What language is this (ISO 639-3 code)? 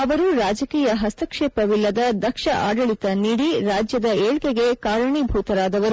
kan